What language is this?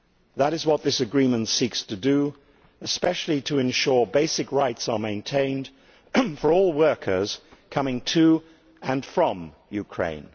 English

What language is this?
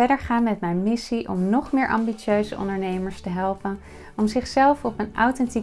Dutch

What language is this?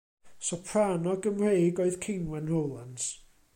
Welsh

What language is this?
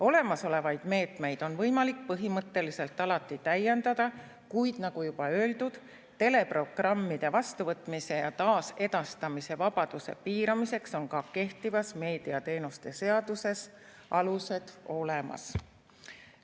Estonian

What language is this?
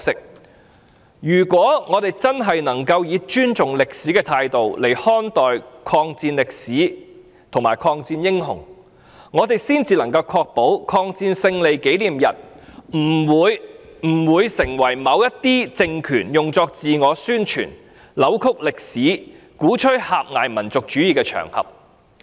Cantonese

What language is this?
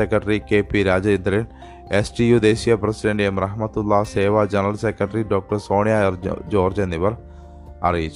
Malayalam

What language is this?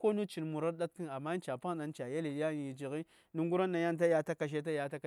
Saya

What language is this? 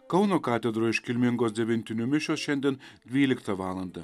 Lithuanian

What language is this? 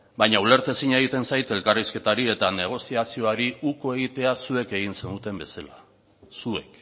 Basque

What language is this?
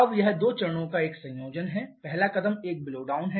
Hindi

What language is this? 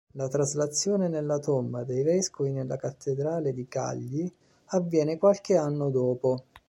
Italian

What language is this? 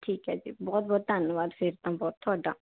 Punjabi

